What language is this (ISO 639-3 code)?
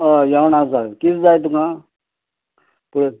kok